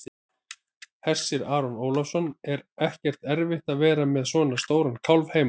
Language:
Icelandic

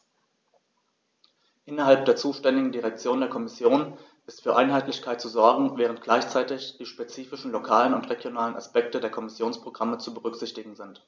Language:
German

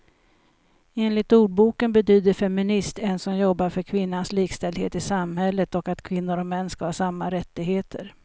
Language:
Swedish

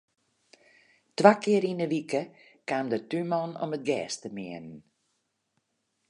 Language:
Western Frisian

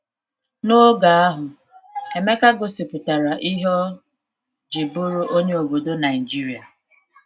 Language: Igbo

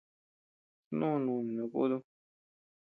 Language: Tepeuxila Cuicatec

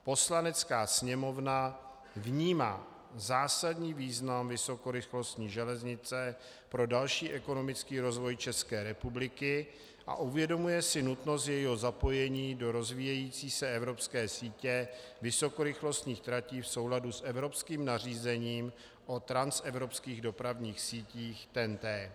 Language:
Czech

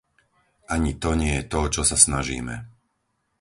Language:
Slovak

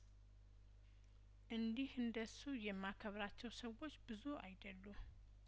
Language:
Amharic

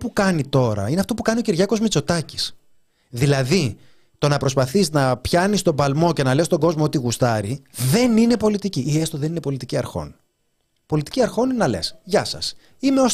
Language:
Greek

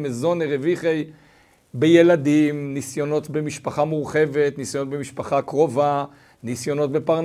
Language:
Hebrew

